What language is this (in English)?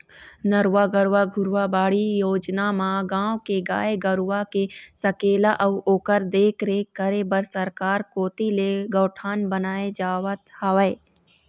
Chhattisgarhi